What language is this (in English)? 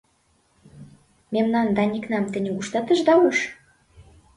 Mari